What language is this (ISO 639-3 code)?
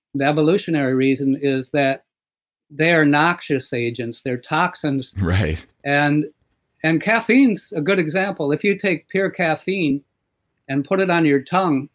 eng